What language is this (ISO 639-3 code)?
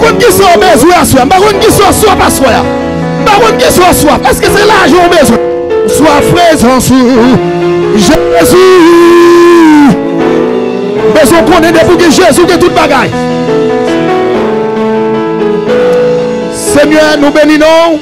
fra